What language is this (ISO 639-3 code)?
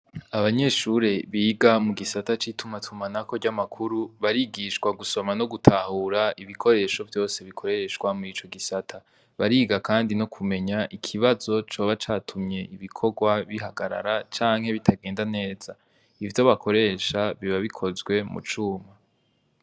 run